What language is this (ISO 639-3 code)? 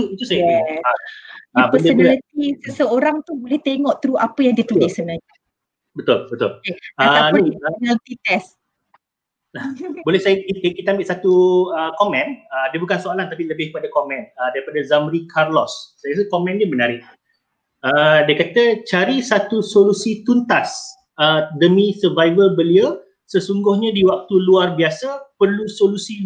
msa